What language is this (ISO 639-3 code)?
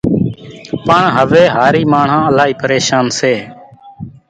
gjk